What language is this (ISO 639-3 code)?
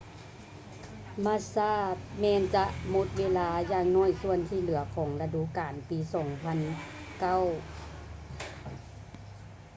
lao